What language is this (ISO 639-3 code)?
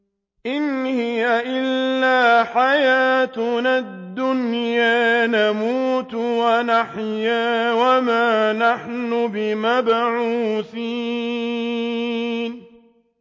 ara